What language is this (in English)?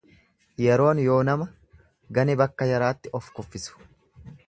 Oromo